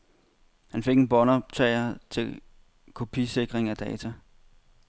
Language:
Danish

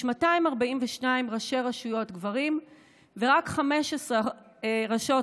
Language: Hebrew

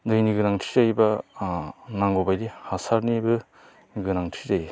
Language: Bodo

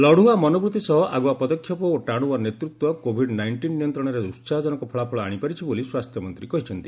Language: Odia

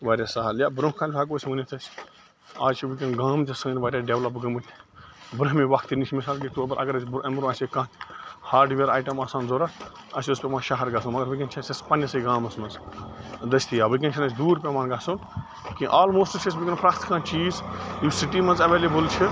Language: Kashmiri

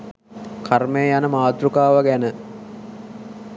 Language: Sinhala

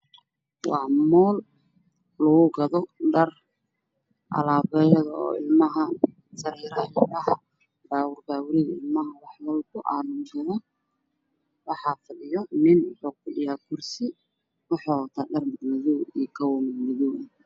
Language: Somali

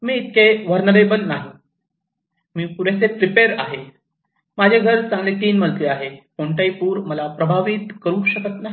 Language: Marathi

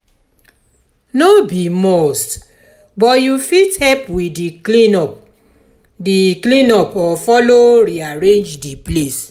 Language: Nigerian Pidgin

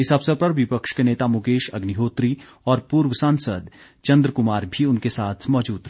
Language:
Hindi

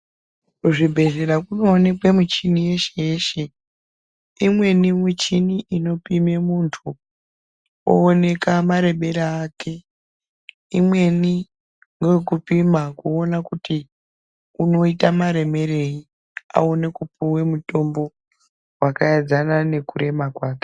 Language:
Ndau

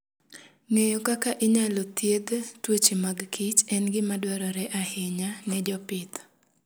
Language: Luo (Kenya and Tanzania)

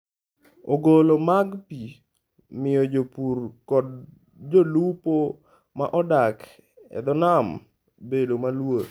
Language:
Luo (Kenya and Tanzania)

